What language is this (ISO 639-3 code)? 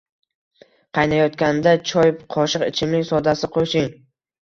uzb